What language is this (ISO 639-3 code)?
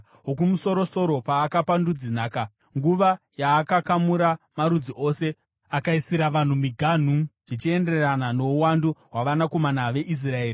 sna